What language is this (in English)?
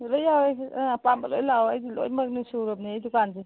Manipuri